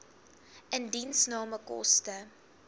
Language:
Afrikaans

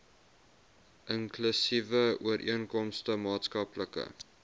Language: Afrikaans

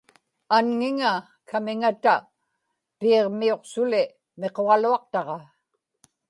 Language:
Inupiaq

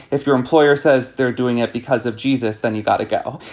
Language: English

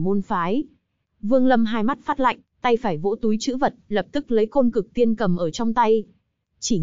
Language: Vietnamese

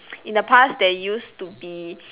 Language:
English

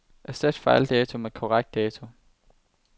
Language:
Danish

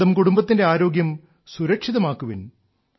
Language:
Malayalam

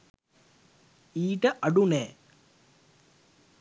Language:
Sinhala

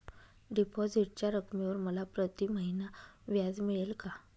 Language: Marathi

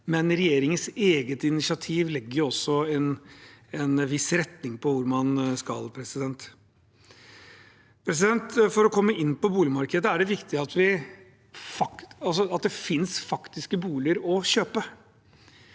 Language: Norwegian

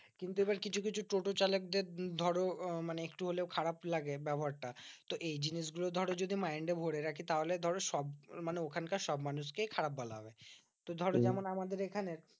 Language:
Bangla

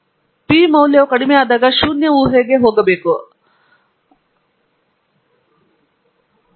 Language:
Kannada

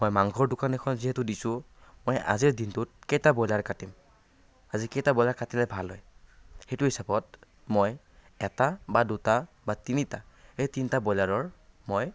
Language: Assamese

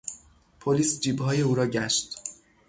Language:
Persian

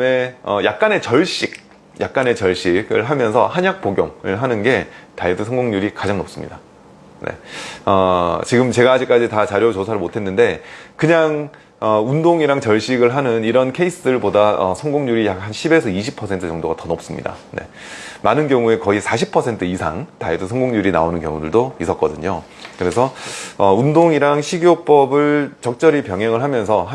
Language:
Korean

